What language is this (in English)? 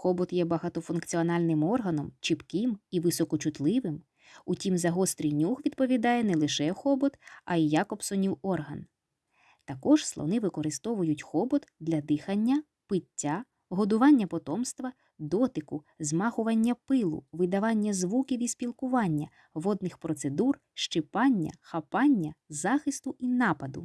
Ukrainian